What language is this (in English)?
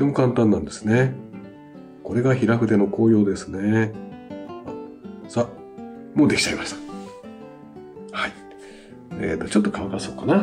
Japanese